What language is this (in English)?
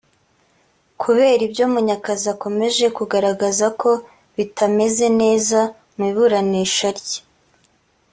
Kinyarwanda